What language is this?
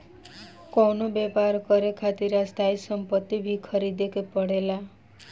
Bhojpuri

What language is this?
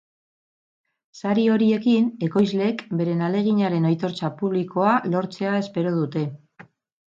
Basque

